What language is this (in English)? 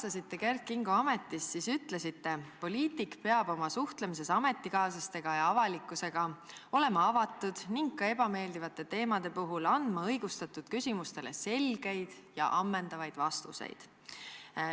Estonian